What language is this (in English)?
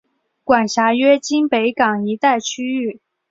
Chinese